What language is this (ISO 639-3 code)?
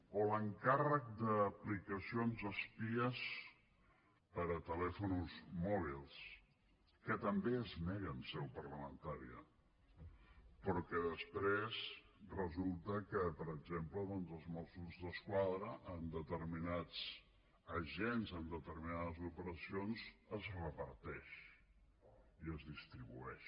cat